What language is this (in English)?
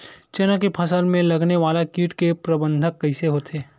Chhattisgarhi